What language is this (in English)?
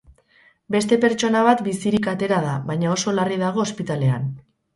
Basque